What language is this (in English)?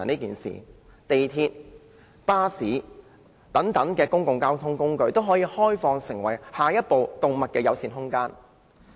Cantonese